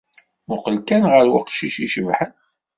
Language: Kabyle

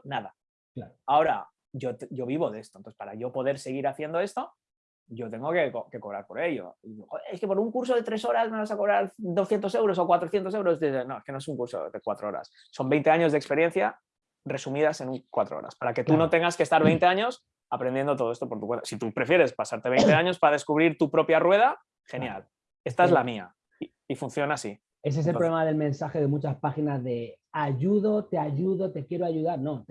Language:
Spanish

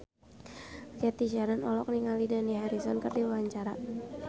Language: Sundanese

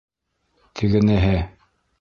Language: Bashkir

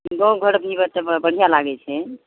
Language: Maithili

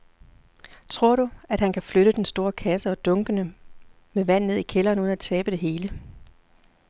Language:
Danish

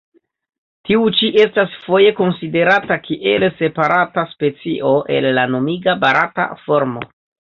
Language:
Esperanto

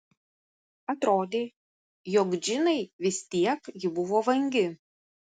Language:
Lithuanian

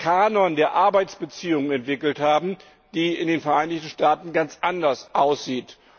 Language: German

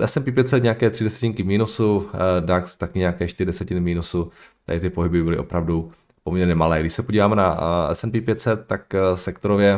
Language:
Czech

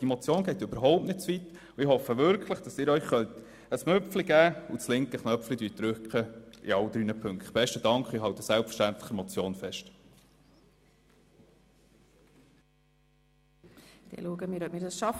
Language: Swiss German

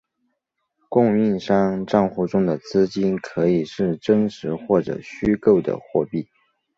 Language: Chinese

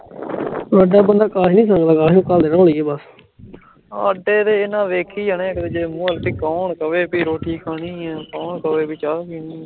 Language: Punjabi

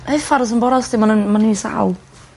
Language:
Welsh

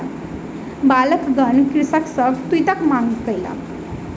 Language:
Maithili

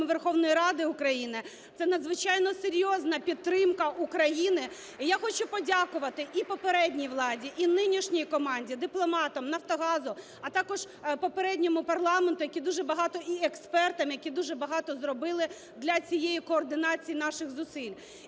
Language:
Ukrainian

